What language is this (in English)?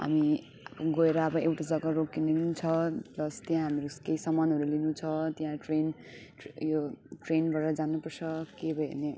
Nepali